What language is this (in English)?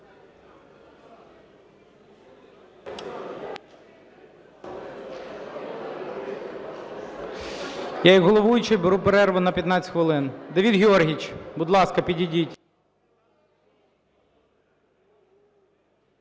Ukrainian